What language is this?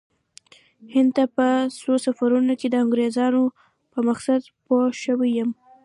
Pashto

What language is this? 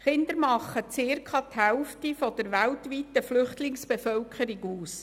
Swiss German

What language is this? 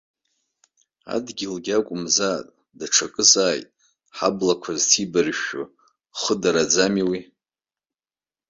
Abkhazian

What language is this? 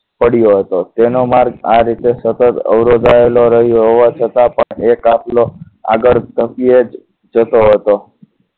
Gujarati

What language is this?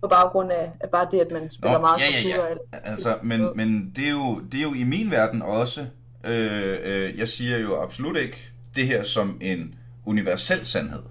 Danish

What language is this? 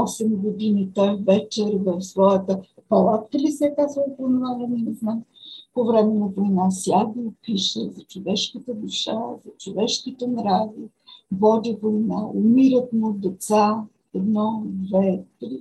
Bulgarian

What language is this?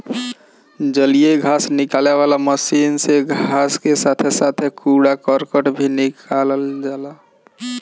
Bhojpuri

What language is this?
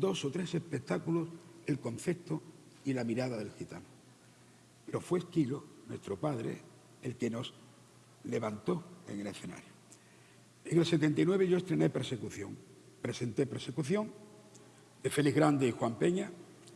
Spanish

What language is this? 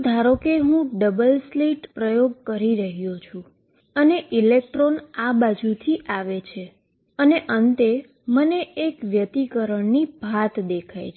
Gujarati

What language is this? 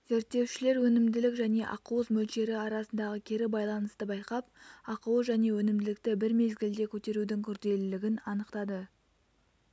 Kazakh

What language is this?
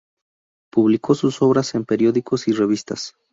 Spanish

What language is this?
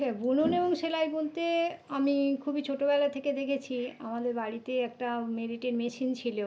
Bangla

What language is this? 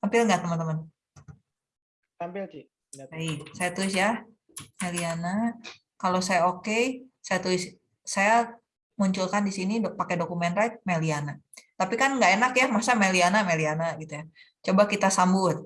Indonesian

